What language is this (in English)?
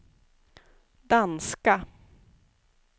Swedish